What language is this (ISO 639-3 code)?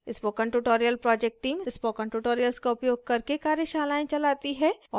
hin